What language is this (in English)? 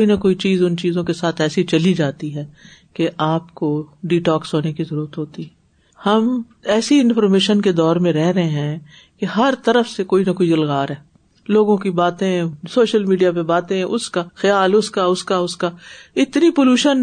Urdu